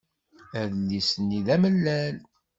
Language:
Kabyle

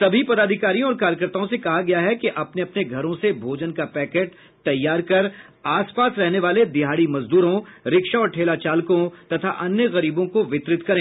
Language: Hindi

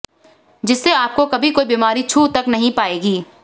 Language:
Hindi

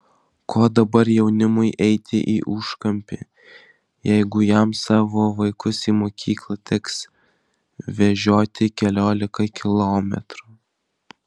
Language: Lithuanian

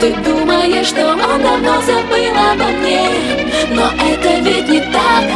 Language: Ukrainian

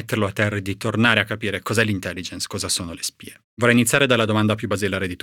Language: Italian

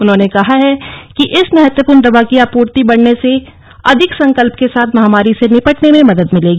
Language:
Hindi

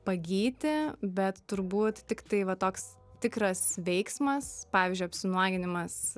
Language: Lithuanian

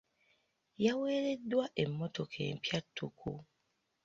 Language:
Ganda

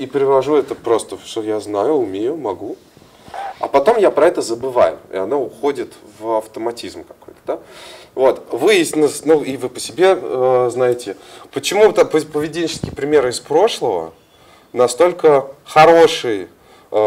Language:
Russian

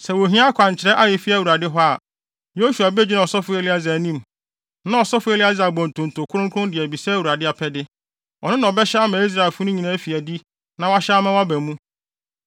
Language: Akan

